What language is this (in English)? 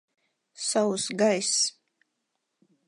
Latvian